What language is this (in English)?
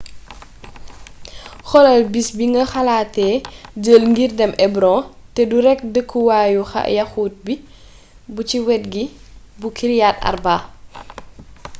Wolof